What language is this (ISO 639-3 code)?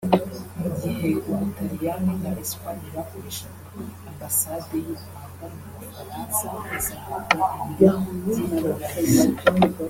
kin